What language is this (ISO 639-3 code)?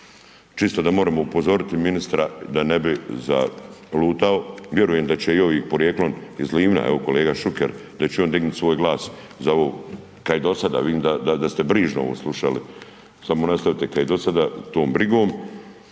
hrv